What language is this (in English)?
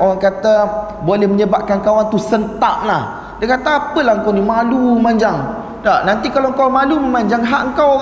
Malay